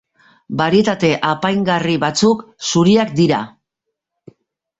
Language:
Basque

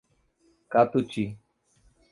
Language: Portuguese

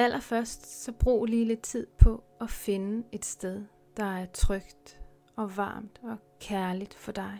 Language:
Danish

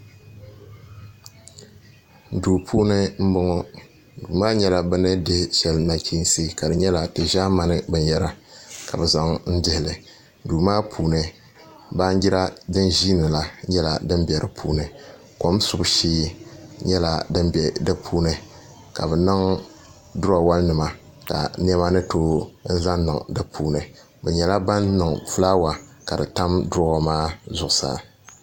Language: Dagbani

